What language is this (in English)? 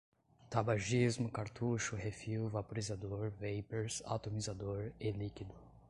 Portuguese